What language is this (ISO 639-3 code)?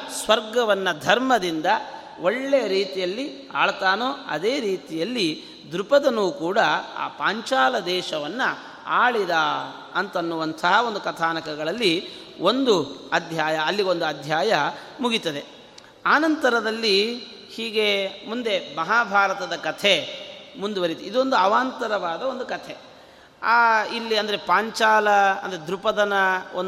kan